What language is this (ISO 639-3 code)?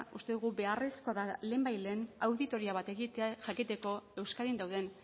eus